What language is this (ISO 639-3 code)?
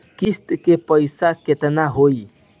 bho